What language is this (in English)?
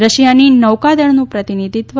Gujarati